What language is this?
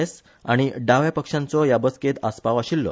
Konkani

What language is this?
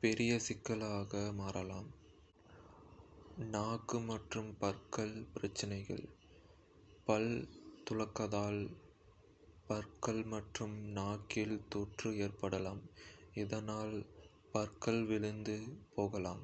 Kota (India)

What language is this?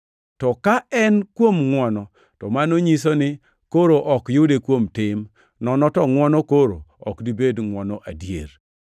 Luo (Kenya and Tanzania)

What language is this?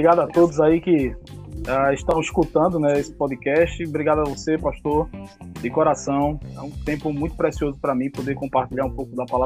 Portuguese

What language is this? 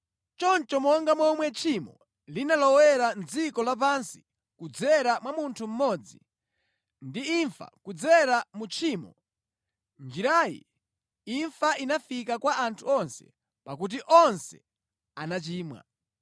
Nyanja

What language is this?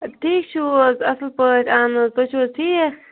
Kashmiri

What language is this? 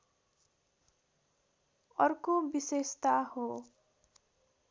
Nepali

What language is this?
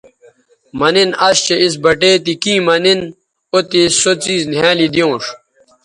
Bateri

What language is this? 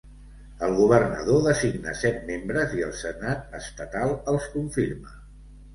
Catalan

